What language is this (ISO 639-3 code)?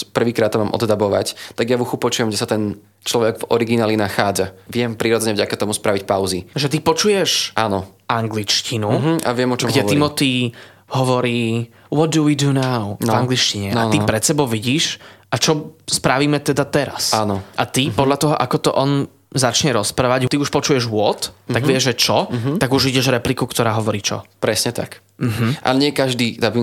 slk